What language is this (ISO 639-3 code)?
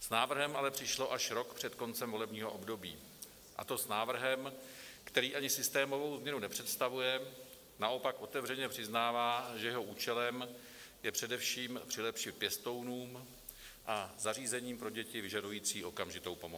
ces